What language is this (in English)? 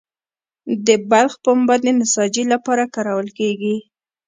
Pashto